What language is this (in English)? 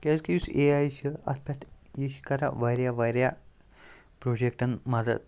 Kashmiri